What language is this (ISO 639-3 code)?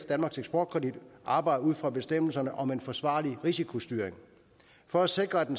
dan